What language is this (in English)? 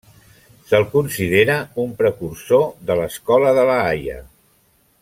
Catalan